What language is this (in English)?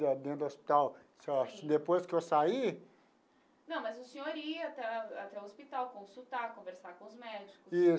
Portuguese